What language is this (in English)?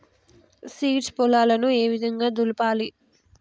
Telugu